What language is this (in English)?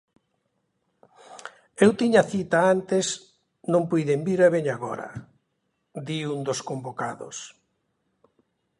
Galician